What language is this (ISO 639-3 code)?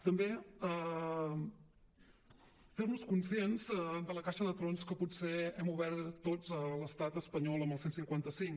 cat